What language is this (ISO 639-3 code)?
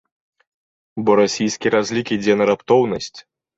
bel